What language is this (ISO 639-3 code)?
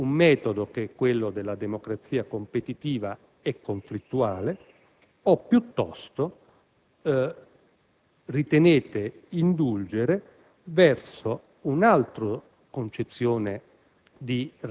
ita